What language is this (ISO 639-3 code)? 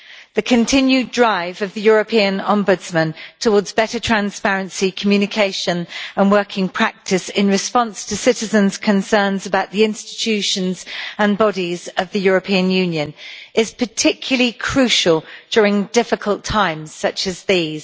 eng